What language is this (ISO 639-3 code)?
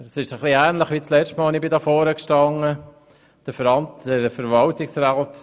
gsw